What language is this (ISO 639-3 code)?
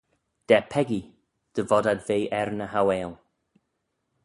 glv